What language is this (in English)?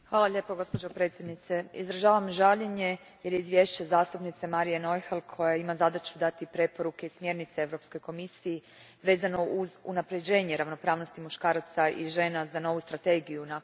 Croatian